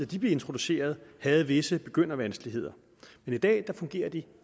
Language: Danish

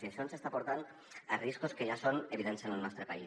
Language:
Catalan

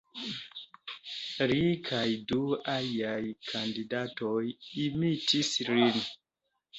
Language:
Esperanto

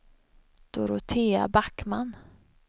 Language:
Swedish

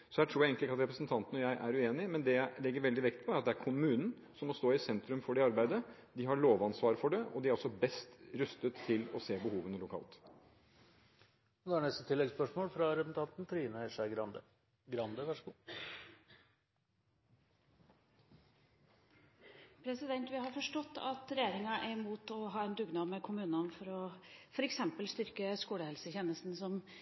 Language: Norwegian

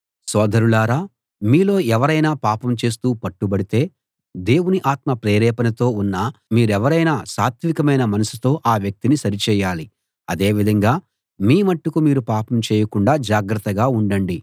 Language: Telugu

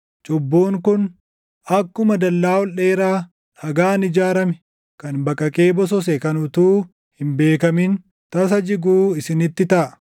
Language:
Oromo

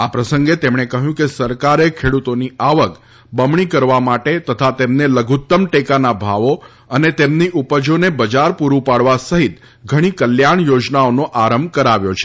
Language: Gujarati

